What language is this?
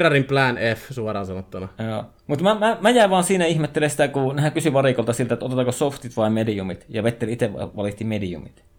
Finnish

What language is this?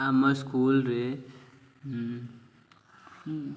Odia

